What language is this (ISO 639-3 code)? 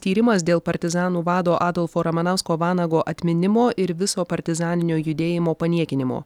lit